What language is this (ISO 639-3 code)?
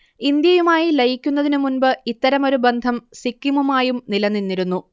mal